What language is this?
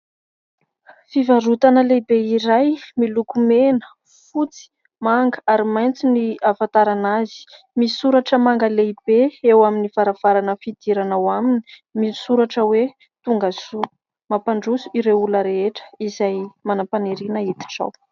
Malagasy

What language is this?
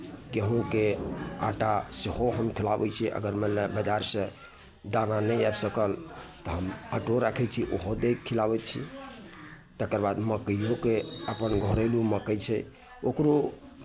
Maithili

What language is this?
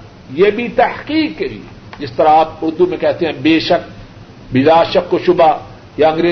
Urdu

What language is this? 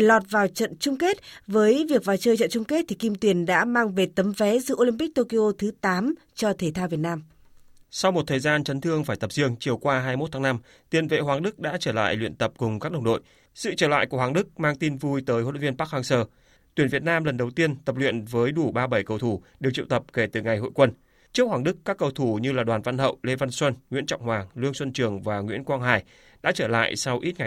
Vietnamese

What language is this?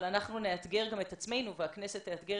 Hebrew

